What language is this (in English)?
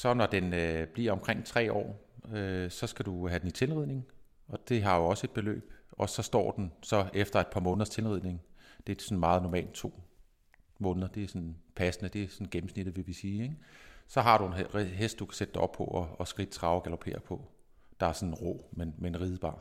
Danish